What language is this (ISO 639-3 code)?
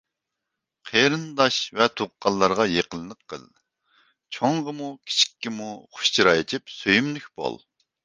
uig